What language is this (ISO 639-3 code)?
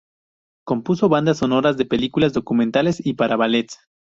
spa